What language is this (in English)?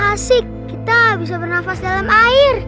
Indonesian